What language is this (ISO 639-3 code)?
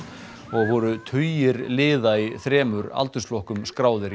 isl